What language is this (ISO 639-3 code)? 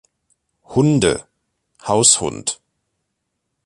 deu